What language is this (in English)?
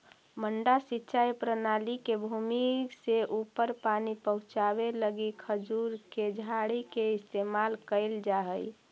Magahi